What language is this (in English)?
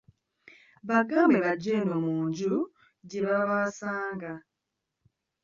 Ganda